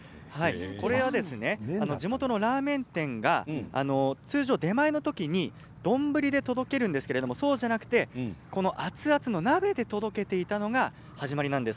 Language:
Japanese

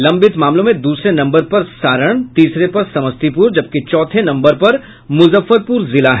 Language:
Hindi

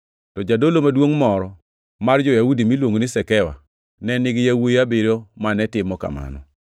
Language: Luo (Kenya and Tanzania)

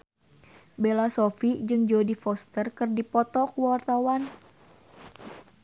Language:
Sundanese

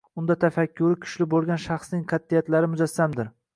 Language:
Uzbek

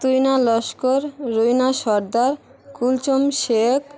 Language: Bangla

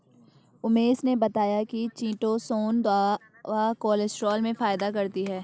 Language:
Hindi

